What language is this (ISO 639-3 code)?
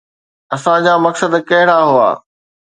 snd